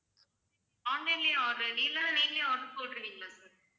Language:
Tamil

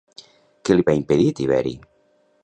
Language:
Catalan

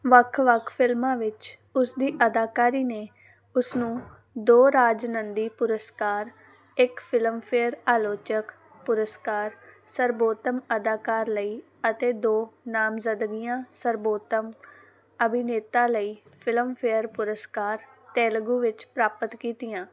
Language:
Punjabi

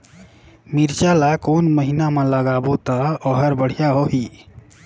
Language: Chhattisgarhi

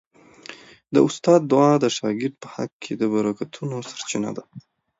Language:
Pashto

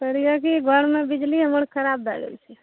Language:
Maithili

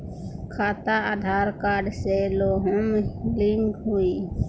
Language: Bhojpuri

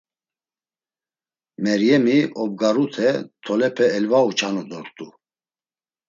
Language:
Laz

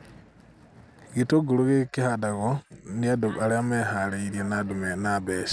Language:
Kikuyu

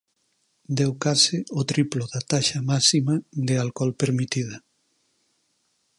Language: Galician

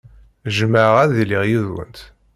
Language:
Kabyle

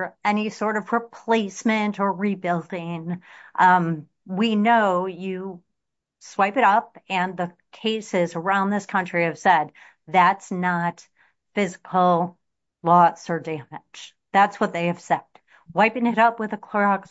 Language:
English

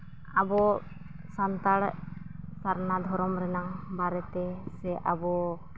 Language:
Santali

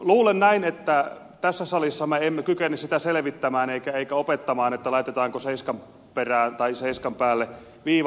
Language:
Finnish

